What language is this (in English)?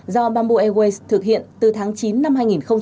Vietnamese